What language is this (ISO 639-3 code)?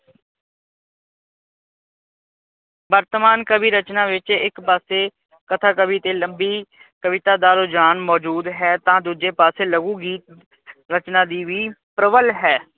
pan